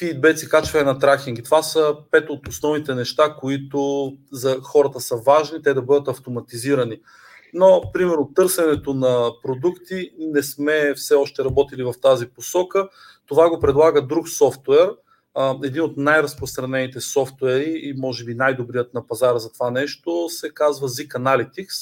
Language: Bulgarian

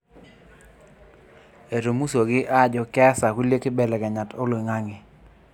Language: Masai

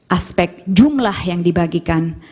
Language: Indonesian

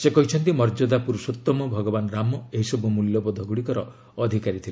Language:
Odia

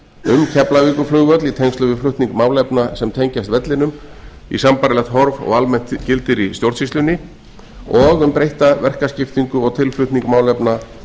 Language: Icelandic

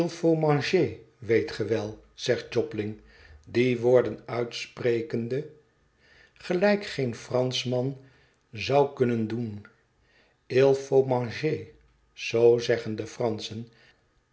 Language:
Dutch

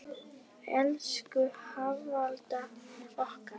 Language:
Icelandic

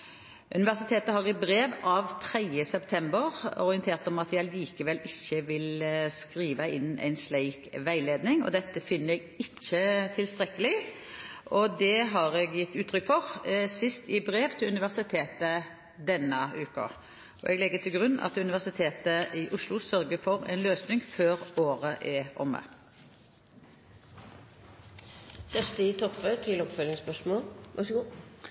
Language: Norwegian Bokmål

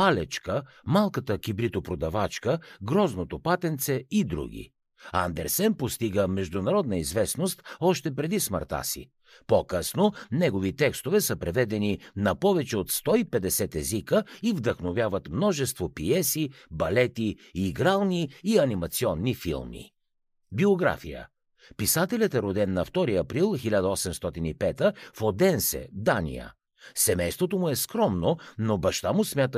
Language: Bulgarian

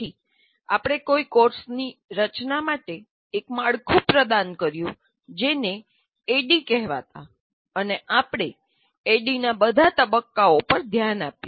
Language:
Gujarati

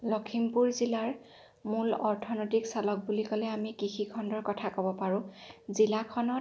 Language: Assamese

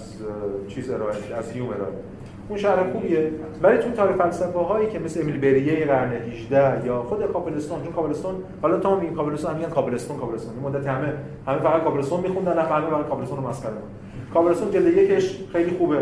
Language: Persian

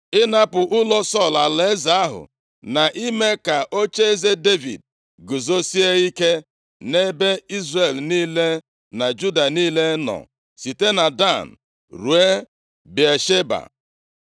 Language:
Igbo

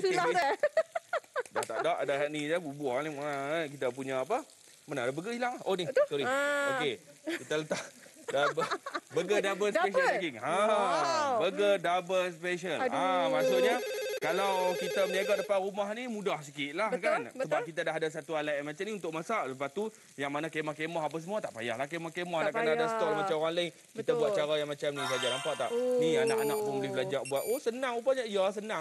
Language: Malay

